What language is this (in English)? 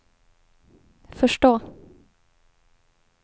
Swedish